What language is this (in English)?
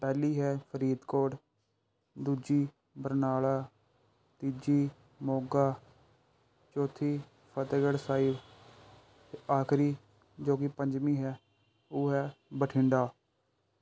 Punjabi